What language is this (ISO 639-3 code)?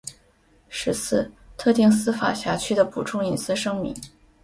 zho